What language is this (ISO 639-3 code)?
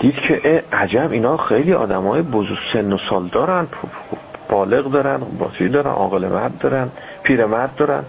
fas